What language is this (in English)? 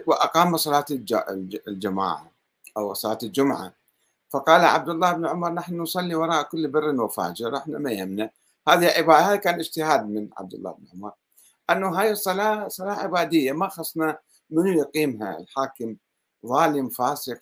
Arabic